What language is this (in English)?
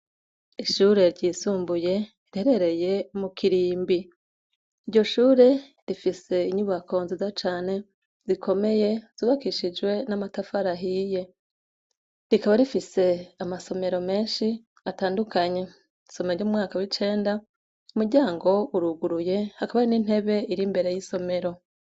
Rundi